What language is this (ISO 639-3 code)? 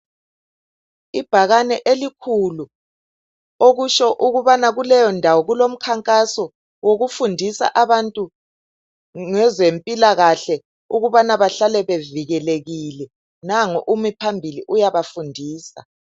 nde